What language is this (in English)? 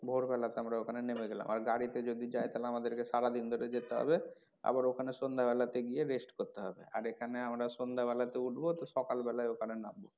Bangla